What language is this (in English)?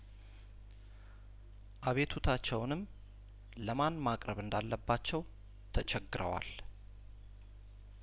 Amharic